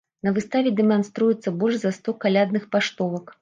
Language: Belarusian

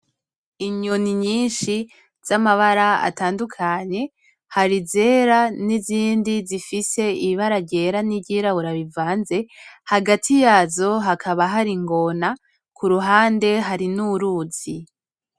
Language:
Rundi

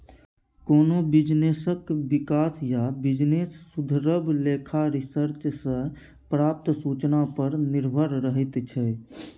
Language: Maithili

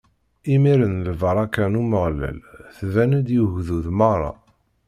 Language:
Kabyle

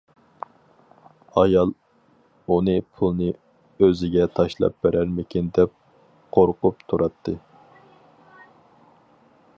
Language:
Uyghur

